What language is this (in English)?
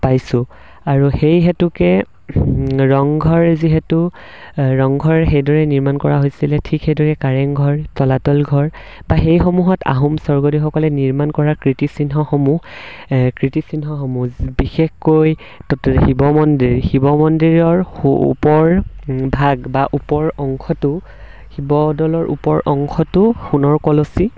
Assamese